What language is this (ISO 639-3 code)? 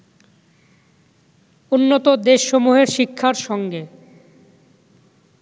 ben